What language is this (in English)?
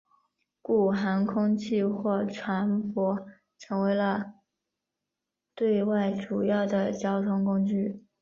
Chinese